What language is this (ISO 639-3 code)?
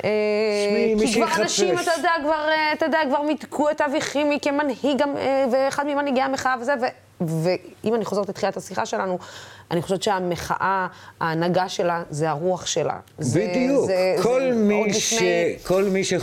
heb